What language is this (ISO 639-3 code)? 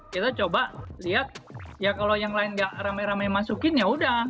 ind